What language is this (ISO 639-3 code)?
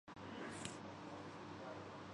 urd